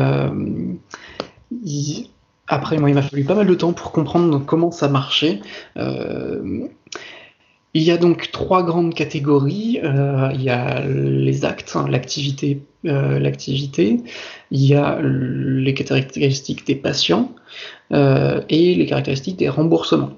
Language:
French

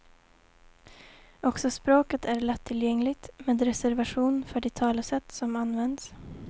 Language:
Swedish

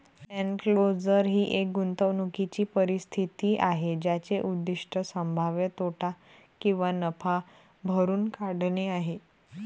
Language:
Marathi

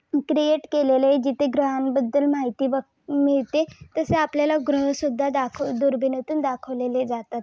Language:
Marathi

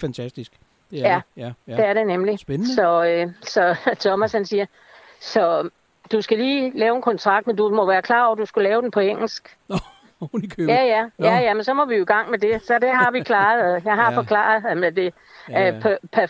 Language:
Danish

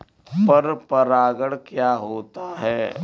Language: Hindi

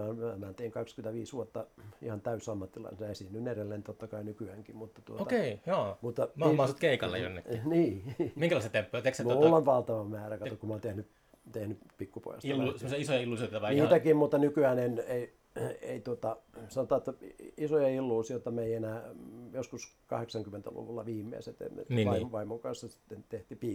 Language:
Finnish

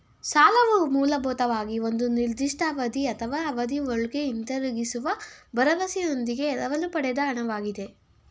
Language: Kannada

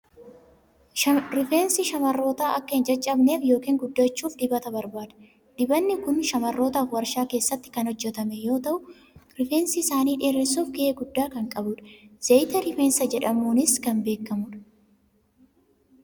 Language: Oromo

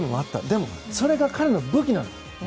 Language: Japanese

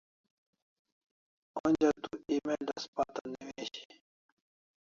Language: Kalasha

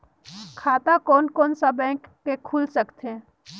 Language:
Chhattisgarhi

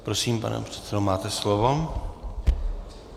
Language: Czech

